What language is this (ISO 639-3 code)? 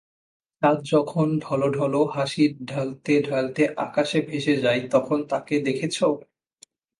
ben